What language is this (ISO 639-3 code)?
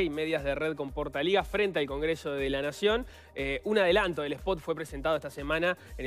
spa